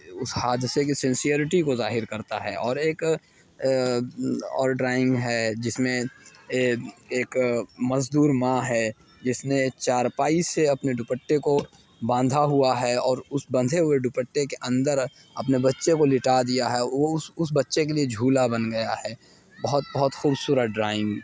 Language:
Urdu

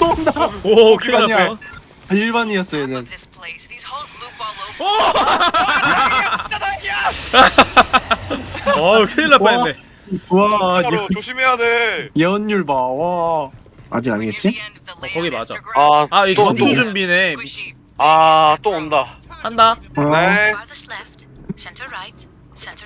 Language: Korean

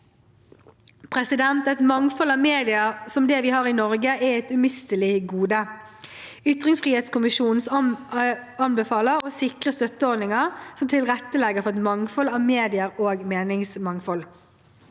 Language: Norwegian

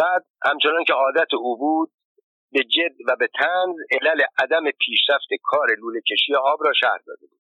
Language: Persian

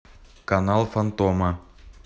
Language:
Russian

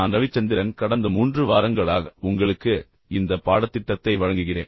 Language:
Tamil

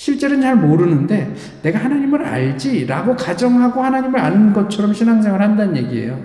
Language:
Korean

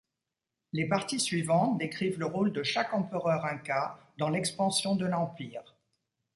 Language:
French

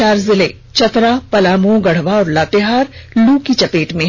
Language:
Hindi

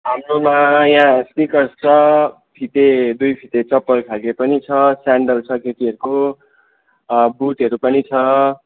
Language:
Nepali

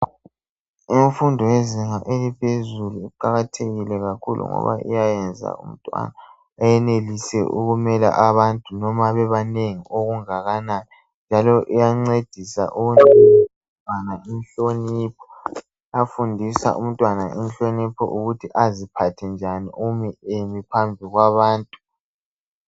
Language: North Ndebele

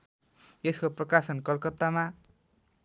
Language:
Nepali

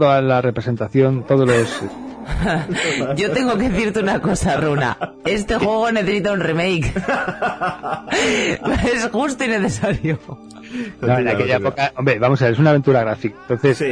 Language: Spanish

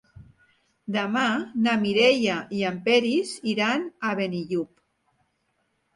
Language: Catalan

